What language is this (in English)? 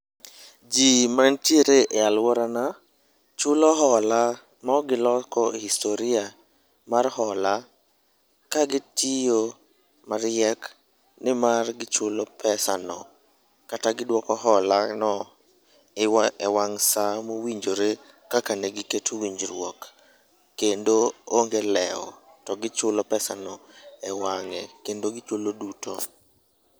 Luo (Kenya and Tanzania)